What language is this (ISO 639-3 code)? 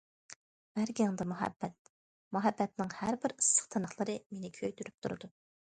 uig